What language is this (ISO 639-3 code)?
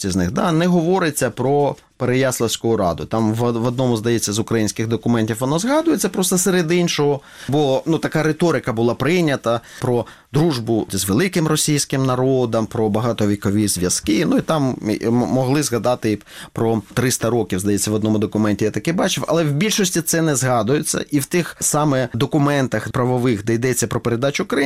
ukr